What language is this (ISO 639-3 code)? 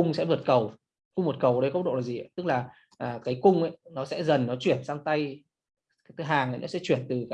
vie